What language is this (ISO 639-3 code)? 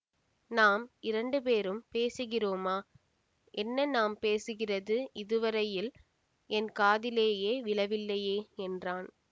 tam